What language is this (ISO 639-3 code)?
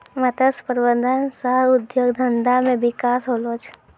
mai